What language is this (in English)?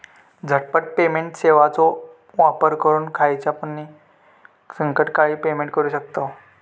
Marathi